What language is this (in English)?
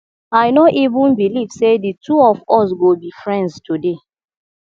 Nigerian Pidgin